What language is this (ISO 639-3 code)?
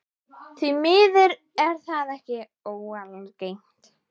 isl